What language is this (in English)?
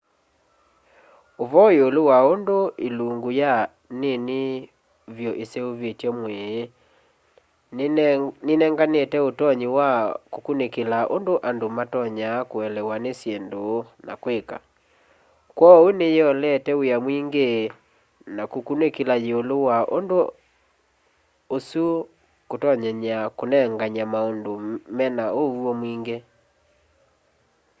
Kamba